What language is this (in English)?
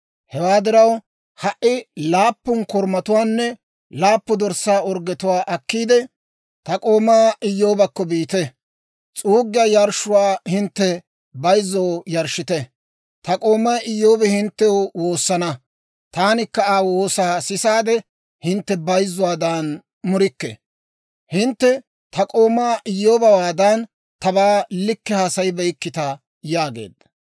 Dawro